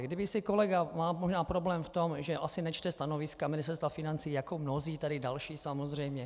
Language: Czech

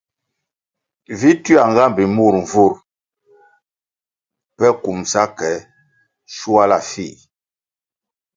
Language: Kwasio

